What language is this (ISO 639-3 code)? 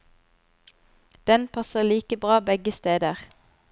nor